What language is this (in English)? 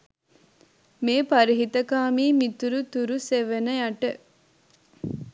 Sinhala